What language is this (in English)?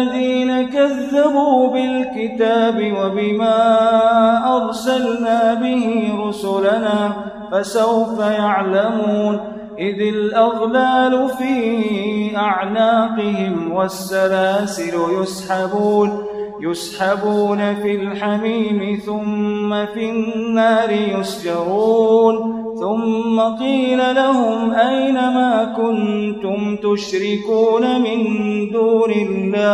Arabic